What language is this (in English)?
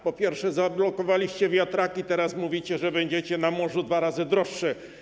Polish